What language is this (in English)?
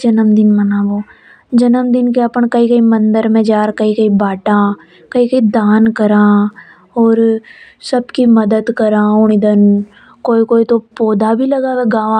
Hadothi